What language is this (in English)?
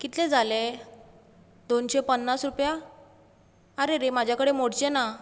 Konkani